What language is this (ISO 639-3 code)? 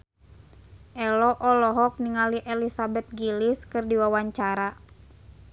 sun